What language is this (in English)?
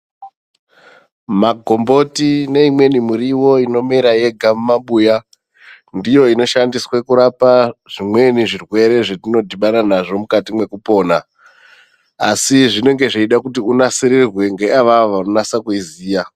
Ndau